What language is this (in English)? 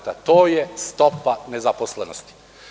Serbian